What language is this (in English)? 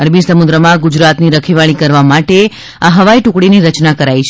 Gujarati